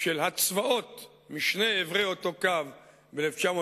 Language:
Hebrew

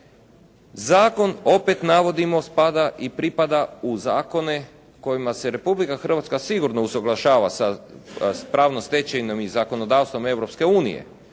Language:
Croatian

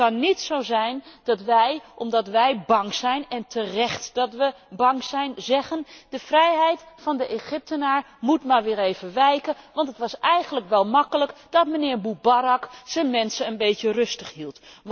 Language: Dutch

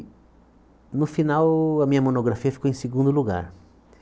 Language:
Portuguese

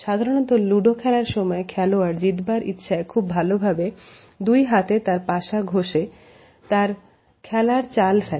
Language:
Bangla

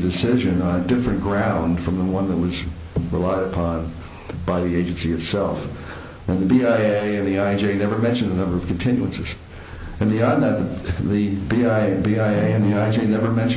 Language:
English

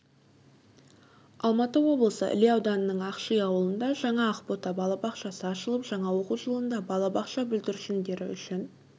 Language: Kazakh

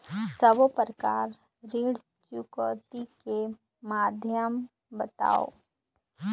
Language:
Chhattisgarhi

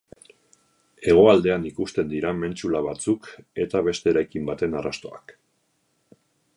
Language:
Basque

